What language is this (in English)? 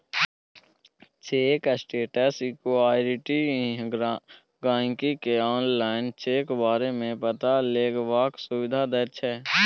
Maithili